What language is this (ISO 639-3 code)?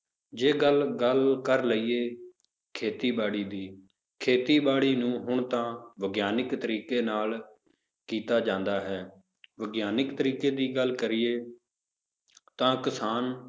pan